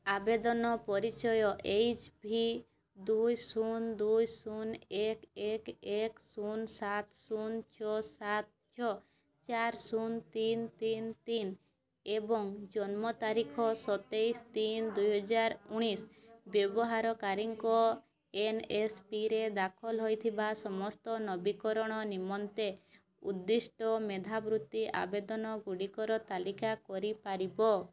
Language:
Odia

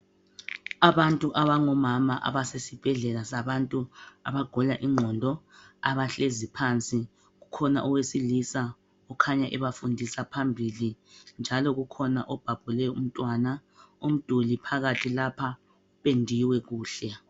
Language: North Ndebele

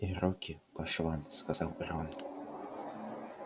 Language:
Russian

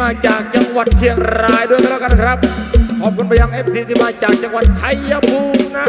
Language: Thai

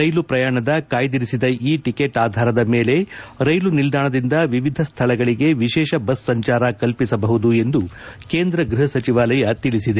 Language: Kannada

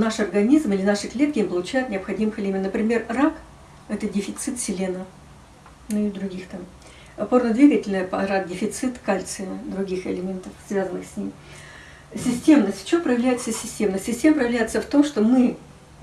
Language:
Russian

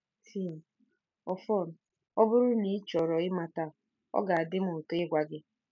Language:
Igbo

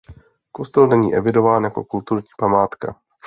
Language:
Czech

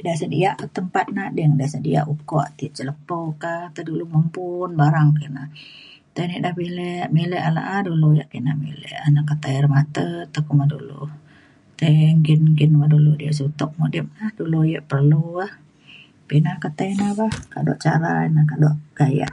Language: Mainstream Kenyah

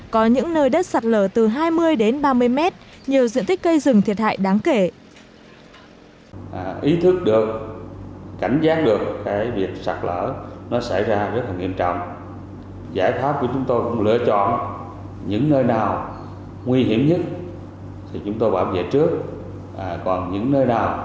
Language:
Vietnamese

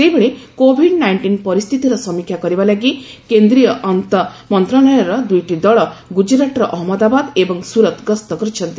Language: Odia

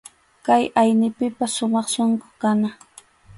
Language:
Arequipa-La Unión Quechua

